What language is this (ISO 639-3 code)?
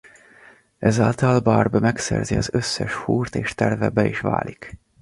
hun